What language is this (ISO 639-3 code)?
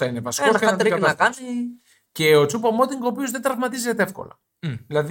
ell